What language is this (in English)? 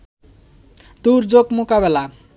Bangla